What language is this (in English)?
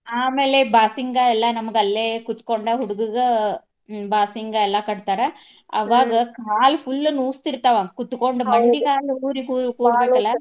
Kannada